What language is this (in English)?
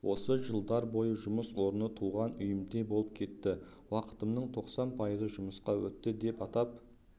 Kazakh